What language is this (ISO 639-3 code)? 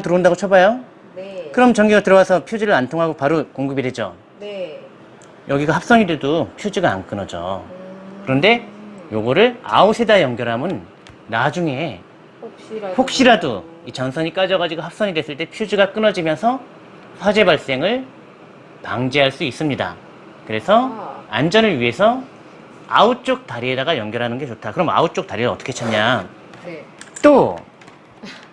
kor